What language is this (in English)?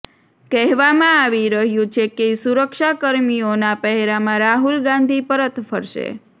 Gujarati